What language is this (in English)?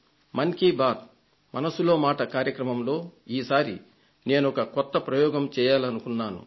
Telugu